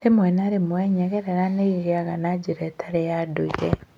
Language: Kikuyu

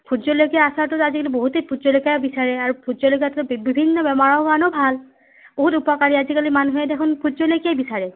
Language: Assamese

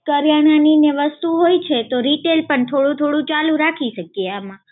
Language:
Gujarati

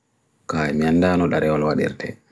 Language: Bagirmi Fulfulde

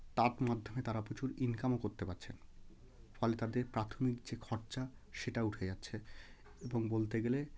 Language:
Bangla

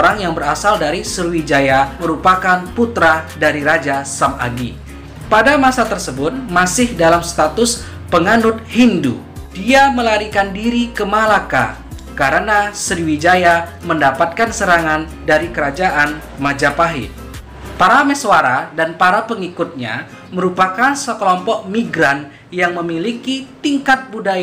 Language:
Indonesian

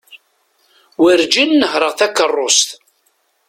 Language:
Kabyle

